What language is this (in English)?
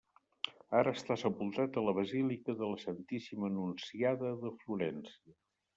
Catalan